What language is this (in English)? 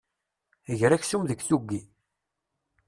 Kabyle